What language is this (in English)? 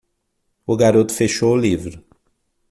Portuguese